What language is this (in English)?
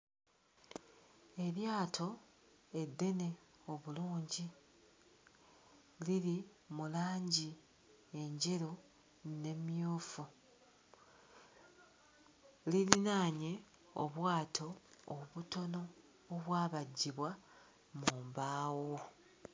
Ganda